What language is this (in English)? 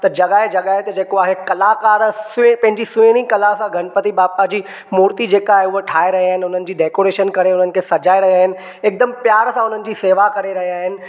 Sindhi